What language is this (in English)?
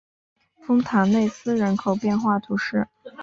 Chinese